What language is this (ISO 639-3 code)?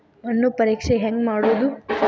kan